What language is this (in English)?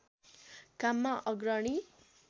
Nepali